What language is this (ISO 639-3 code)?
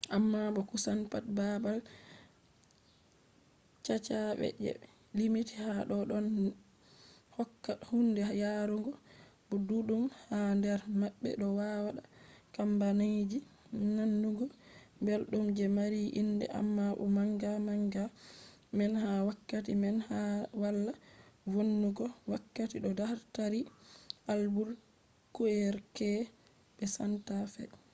ful